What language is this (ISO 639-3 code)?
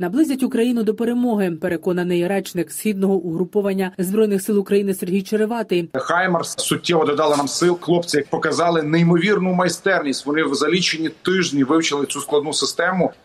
ukr